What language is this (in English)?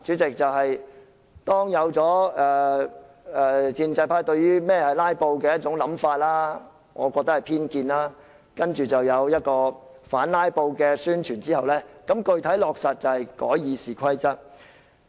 Cantonese